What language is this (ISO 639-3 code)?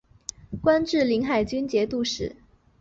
zho